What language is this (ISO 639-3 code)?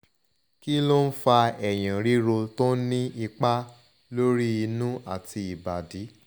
yor